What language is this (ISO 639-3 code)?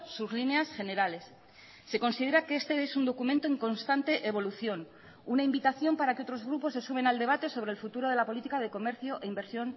spa